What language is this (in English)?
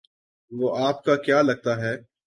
Urdu